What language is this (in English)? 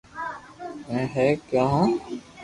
Loarki